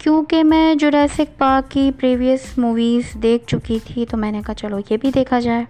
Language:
Urdu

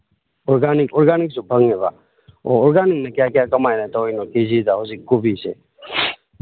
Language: Manipuri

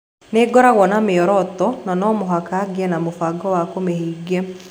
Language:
Kikuyu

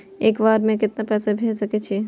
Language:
Maithili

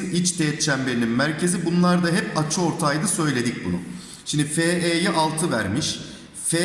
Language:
Turkish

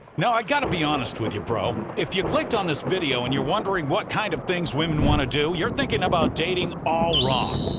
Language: English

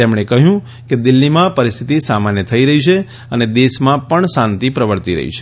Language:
Gujarati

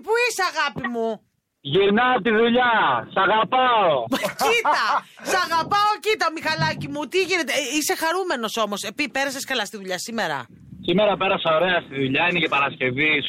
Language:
Greek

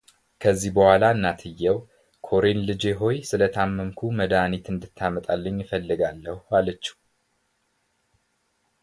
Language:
Amharic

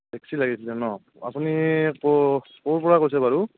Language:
Assamese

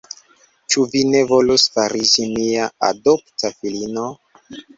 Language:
Esperanto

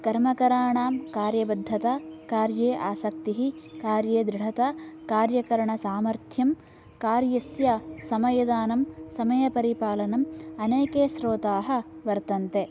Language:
Sanskrit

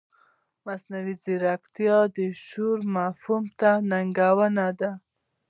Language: Pashto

